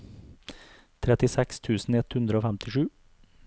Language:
Norwegian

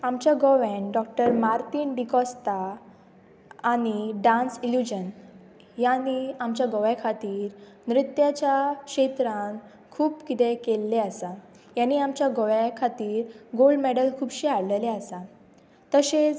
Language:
Konkani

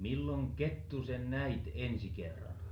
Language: Finnish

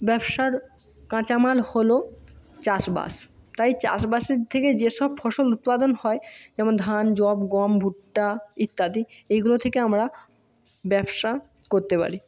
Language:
Bangla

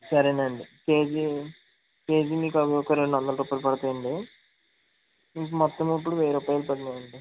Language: Telugu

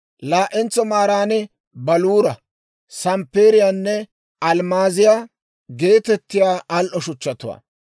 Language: Dawro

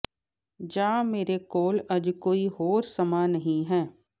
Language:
Punjabi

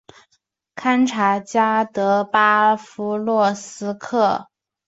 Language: Chinese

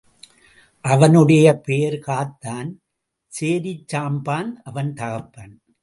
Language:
Tamil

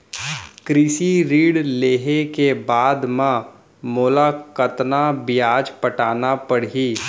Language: Chhattisgarhi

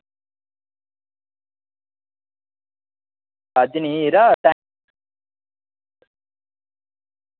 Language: Dogri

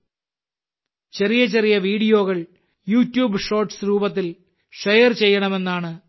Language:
Malayalam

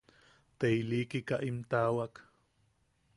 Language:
Yaqui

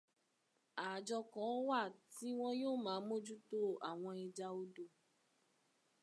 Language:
Yoruba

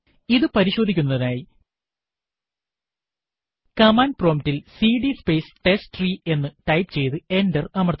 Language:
Malayalam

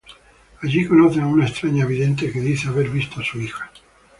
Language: Spanish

